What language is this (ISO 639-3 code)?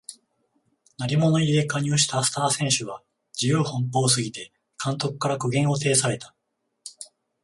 jpn